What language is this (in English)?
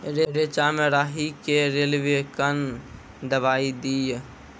Maithili